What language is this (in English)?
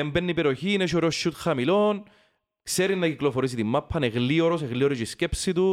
Greek